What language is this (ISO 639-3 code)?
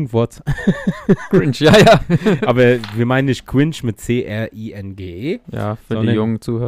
deu